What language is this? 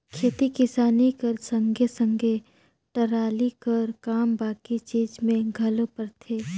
Chhattisgarhi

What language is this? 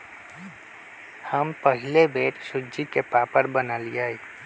Magahi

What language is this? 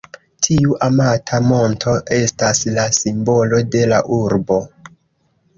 Esperanto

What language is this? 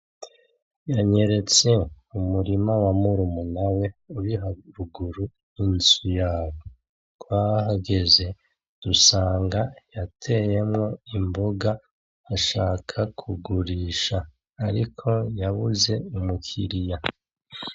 Rundi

